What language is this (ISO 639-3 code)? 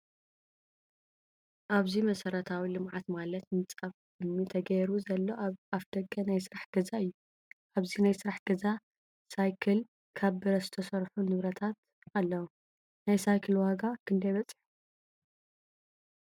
tir